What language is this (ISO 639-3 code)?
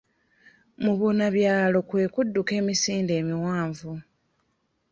lug